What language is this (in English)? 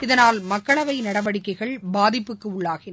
Tamil